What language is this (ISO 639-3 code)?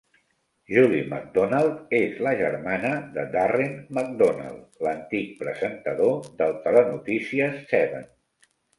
cat